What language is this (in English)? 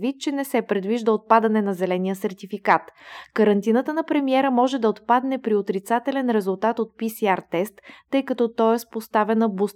Bulgarian